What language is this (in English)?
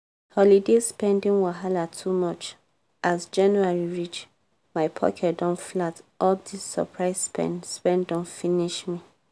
Nigerian Pidgin